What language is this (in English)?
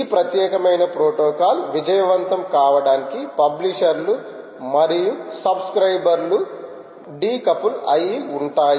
Telugu